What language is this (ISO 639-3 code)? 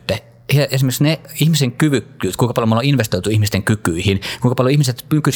fin